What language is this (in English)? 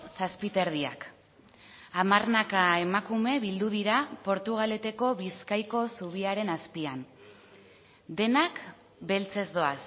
Basque